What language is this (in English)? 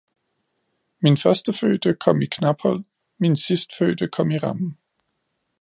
Danish